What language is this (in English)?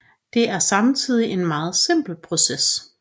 Danish